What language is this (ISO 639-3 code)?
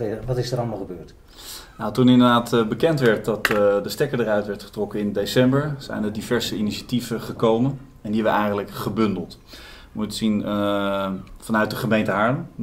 nld